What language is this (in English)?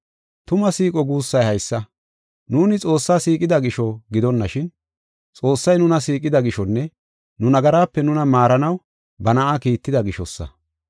Gofa